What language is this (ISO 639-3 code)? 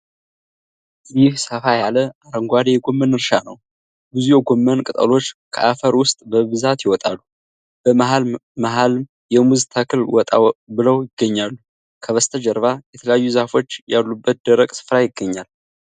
amh